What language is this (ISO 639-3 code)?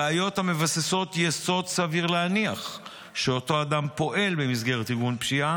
heb